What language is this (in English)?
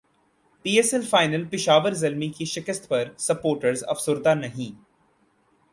Urdu